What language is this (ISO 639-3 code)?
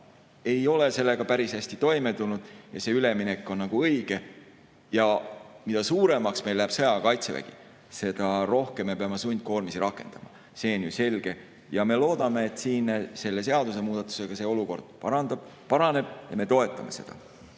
est